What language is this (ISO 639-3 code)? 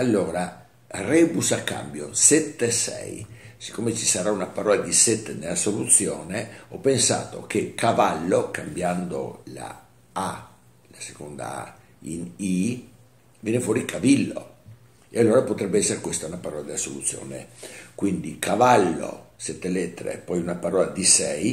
ita